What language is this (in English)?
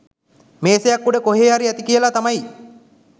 Sinhala